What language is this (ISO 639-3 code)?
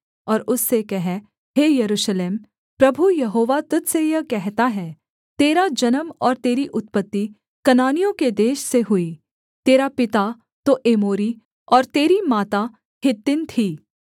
hin